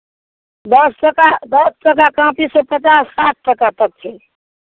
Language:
Maithili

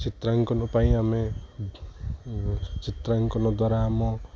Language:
Odia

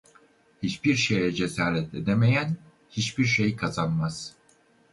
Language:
Turkish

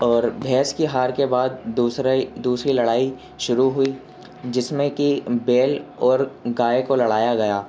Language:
Urdu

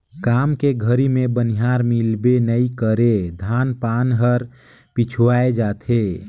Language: Chhattisgarhi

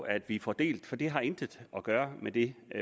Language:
Danish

